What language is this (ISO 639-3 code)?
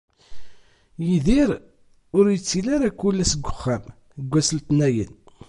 kab